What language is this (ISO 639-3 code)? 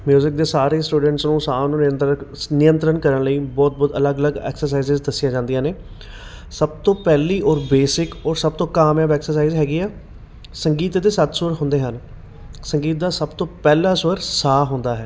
pan